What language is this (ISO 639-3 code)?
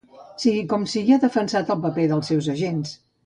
cat